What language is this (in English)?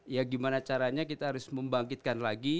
Indonesian